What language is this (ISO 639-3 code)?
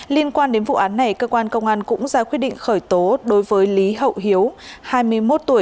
vie